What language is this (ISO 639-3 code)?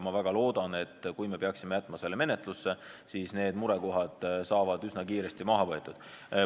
est